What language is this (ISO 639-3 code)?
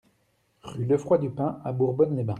fra